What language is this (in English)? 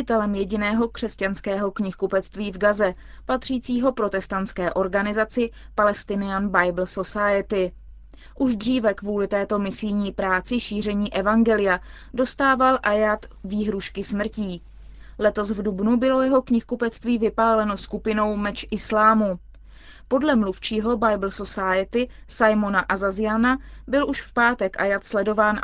Czech